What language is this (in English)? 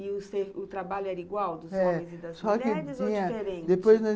Portuguese